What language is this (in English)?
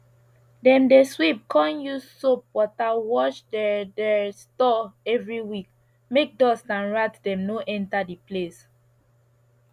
Nigerian Pidgin